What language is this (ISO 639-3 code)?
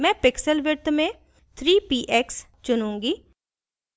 hin